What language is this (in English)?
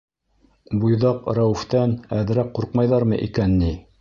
Bashkir